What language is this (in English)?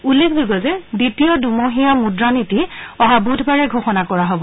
Assamese